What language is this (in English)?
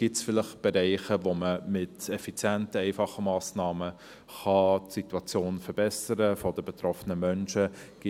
Swiss German